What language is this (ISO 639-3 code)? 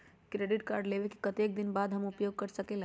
mag